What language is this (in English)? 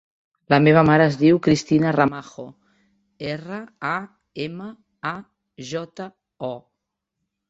Catalan